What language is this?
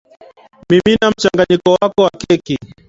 Swahili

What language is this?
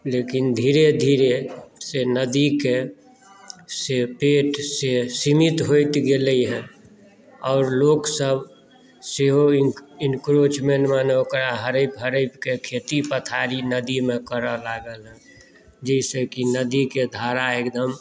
Maithili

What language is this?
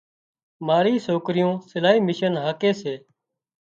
Wadiyara Koli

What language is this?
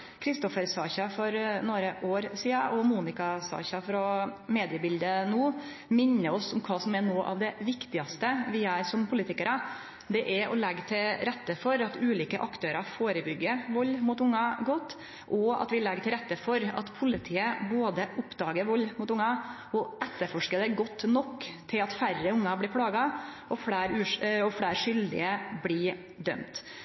Norwegian Nynorsk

